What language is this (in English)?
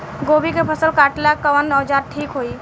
Bhojpuri